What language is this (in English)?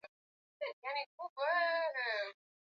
Swahili